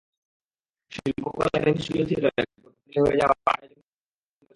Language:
Bangla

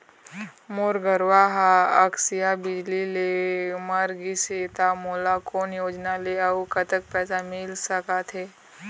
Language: Chhattisgarhi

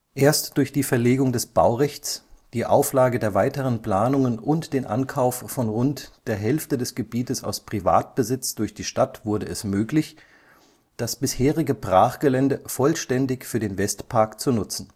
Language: German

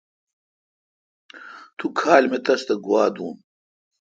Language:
Kalkoti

